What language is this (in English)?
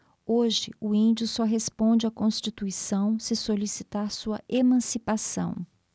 Portuguese